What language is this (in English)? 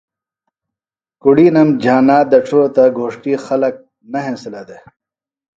Phalura